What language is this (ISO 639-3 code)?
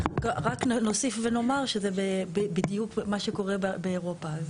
heb